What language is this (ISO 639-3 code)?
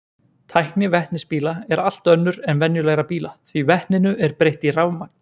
isl